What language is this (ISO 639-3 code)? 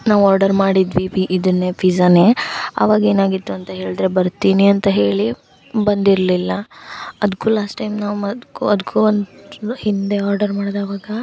kan